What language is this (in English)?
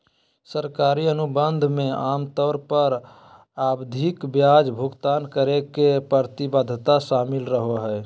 Magahi